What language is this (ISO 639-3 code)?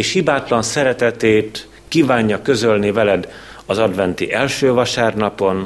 hun